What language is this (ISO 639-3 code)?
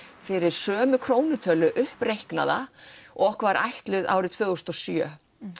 isl